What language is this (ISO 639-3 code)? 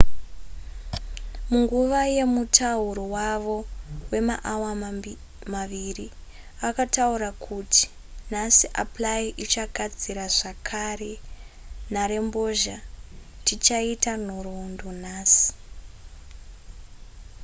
sna